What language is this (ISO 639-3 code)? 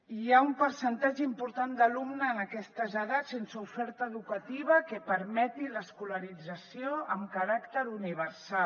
cat